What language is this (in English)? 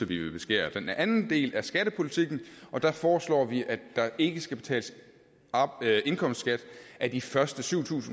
Danish